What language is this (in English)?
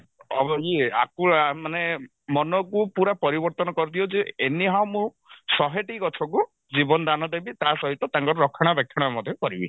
Odia